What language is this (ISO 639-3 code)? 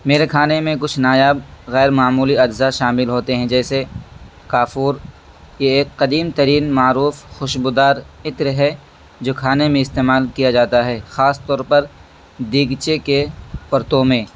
urd